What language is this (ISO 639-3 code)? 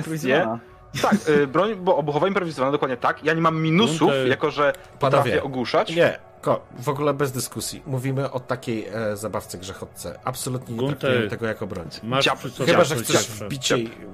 pol